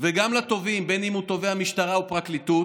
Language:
Hebrew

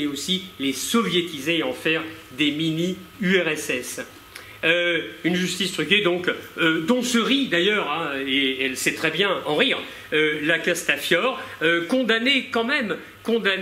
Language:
French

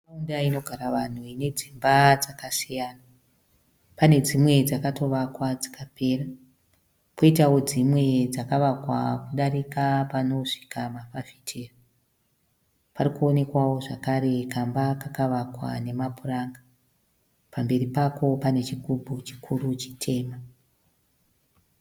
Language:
Shona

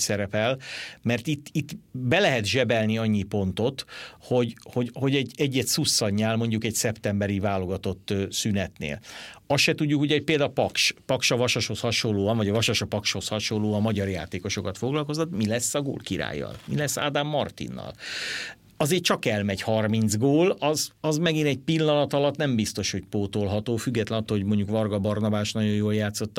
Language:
Hungarian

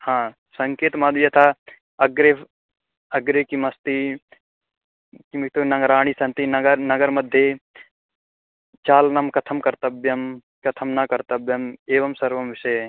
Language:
Sanskrit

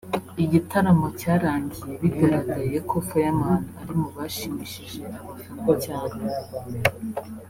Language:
Kinyarwanda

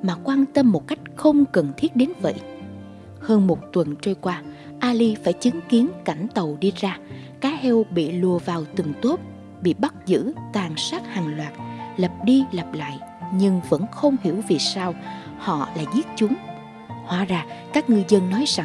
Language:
Vietnamese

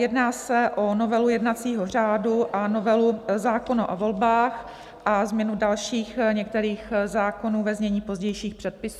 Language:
Czech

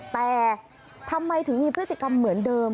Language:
Thai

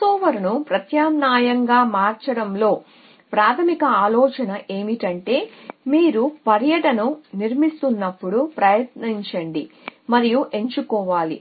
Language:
Telugu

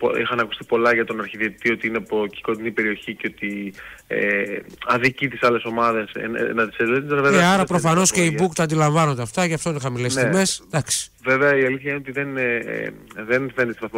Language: Greek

